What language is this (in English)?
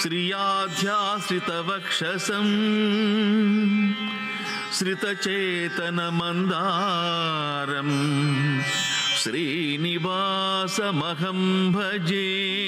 Telugu